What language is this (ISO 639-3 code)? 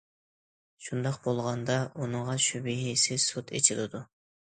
uig